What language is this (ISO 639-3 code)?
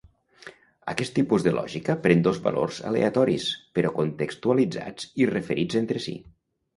cat